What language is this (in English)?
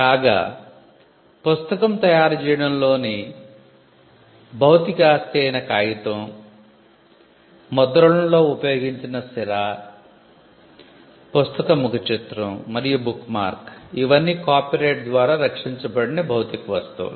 Telugu